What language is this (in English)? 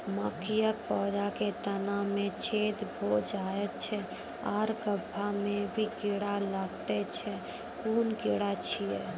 Maithili